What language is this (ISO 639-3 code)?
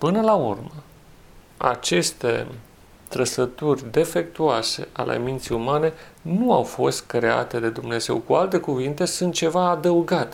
ron